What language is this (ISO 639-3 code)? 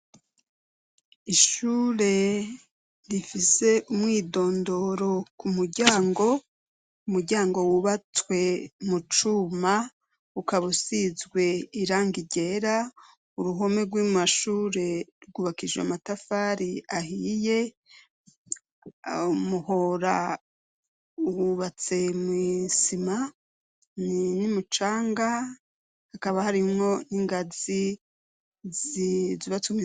run